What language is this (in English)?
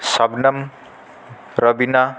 Sanskrit